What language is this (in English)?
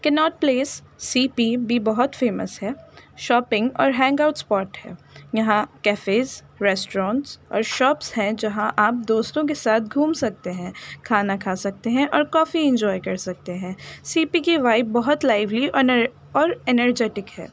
Urdu